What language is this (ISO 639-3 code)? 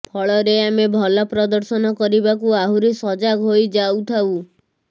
ori